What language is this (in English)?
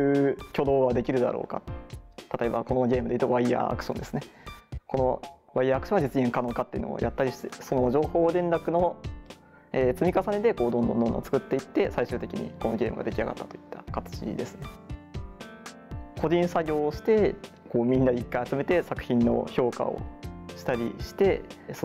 Japanese